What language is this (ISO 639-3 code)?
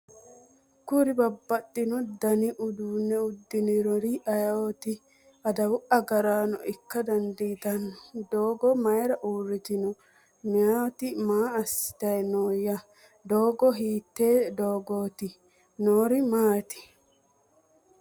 sid